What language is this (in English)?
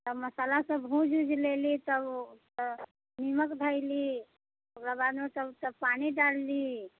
Maithili